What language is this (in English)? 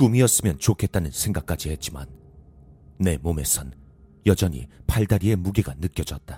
Korean